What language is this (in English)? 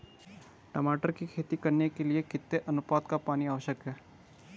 Hindi